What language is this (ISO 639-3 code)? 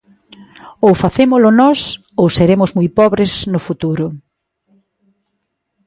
glg